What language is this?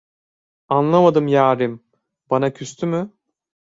Turkish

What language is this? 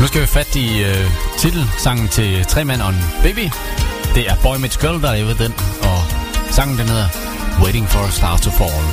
Danish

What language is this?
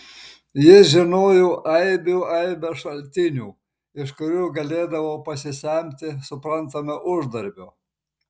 Lithuanian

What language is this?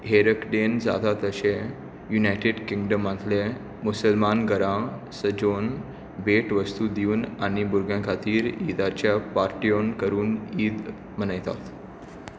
Konkani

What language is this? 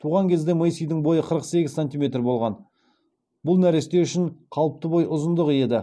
Kazakh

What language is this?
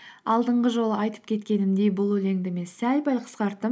Kazakh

